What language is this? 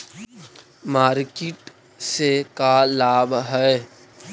Magahi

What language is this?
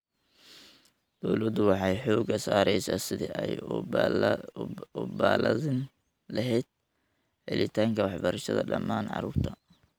Somali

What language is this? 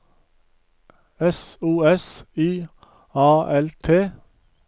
Norwegian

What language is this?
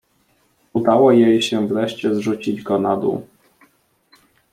Polish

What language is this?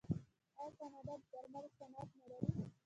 Pashto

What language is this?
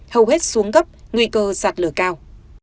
Vietnamese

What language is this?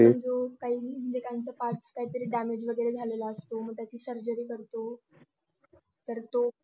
Marathi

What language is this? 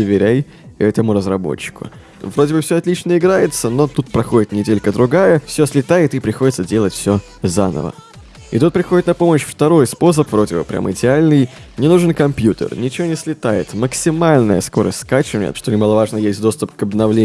Russian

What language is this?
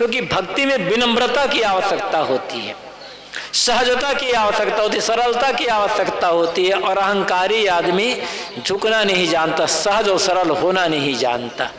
Hindi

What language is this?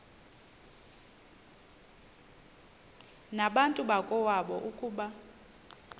Xhosa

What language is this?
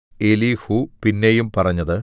Malayalam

